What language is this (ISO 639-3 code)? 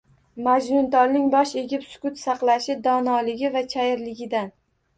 uzb